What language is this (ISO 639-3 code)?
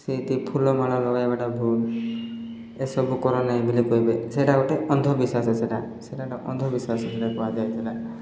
ori